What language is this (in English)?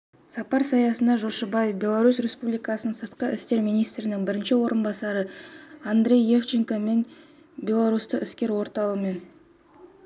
Kazakh